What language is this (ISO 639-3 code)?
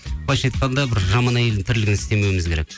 kaz